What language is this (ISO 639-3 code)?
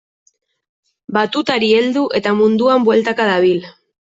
eus